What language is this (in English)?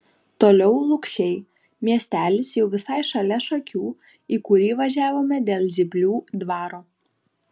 Lithuanian